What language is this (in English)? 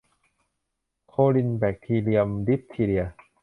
Thai